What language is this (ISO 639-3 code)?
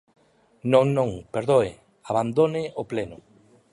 glg